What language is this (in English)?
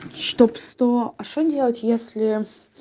Russian